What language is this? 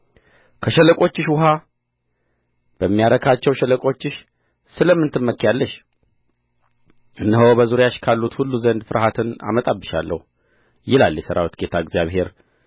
Amharic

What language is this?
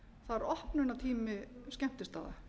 Icelandic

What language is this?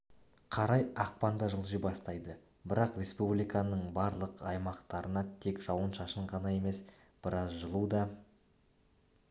Kazakh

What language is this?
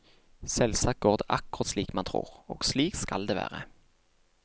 Norwegian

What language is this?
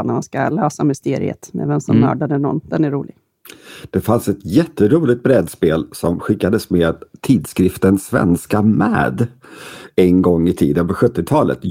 Swedish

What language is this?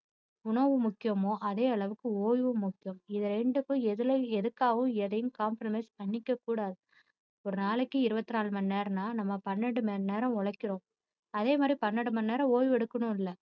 Tamil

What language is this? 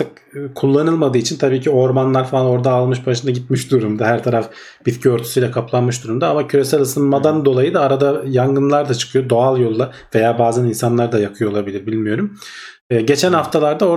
Turkish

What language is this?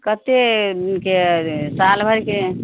Maithili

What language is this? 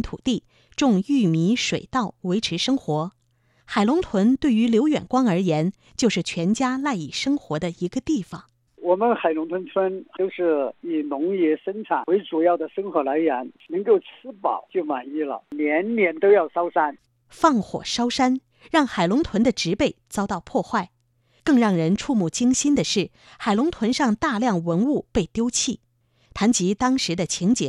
Chinese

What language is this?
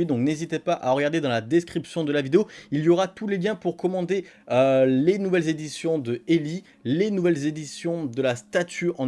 French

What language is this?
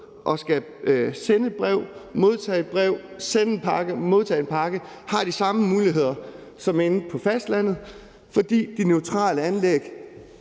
Danish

